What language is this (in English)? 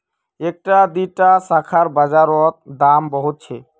Magahi